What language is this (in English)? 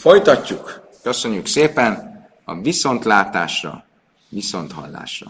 Hungarian